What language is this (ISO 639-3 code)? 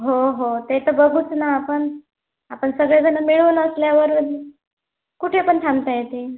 mar